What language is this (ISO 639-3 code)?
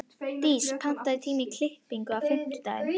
isl